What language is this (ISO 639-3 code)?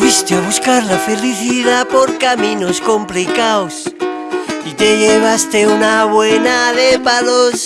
spa